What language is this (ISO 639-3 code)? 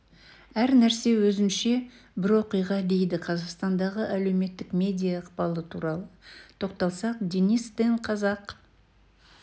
kaz